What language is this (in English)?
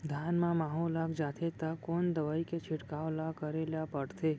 Chhattisgarhi